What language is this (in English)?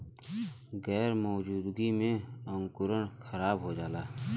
Bhojpuri